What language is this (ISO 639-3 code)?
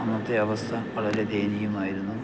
mal